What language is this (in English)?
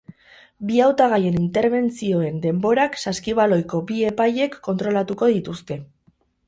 Basque